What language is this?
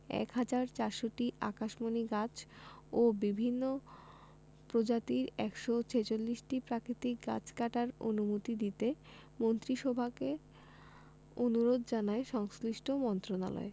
Bangla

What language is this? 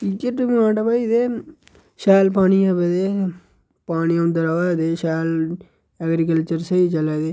Dogri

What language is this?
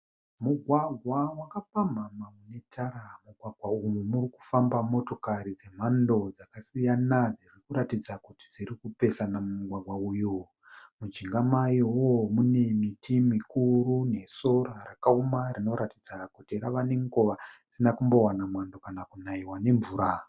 Shona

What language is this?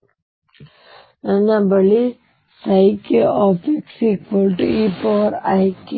Kannada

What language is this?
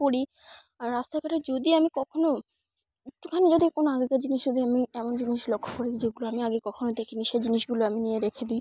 Bangla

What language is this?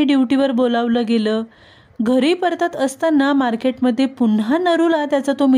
Marathi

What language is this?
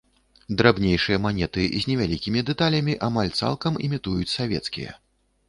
Belarusian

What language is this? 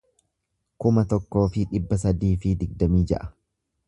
Oromo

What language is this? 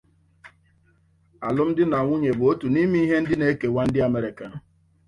Igbo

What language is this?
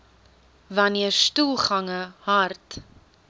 Afrikaans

